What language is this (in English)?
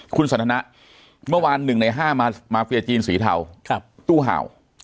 Thai